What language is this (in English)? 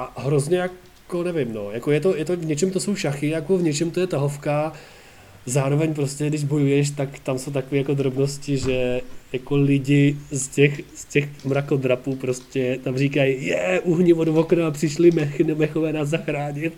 Czech